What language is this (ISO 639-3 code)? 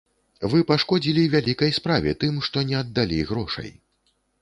bel